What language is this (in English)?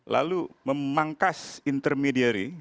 Indonesian